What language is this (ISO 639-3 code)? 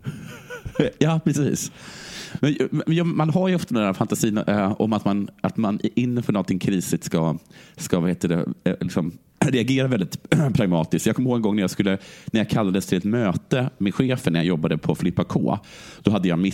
swe